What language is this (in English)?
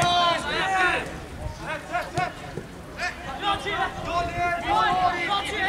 Turkish